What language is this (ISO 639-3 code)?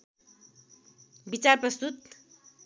nep